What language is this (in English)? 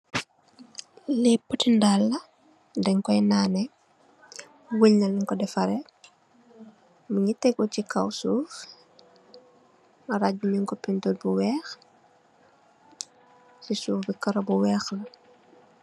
Wolof